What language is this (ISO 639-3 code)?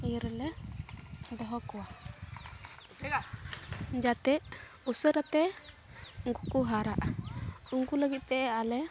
sat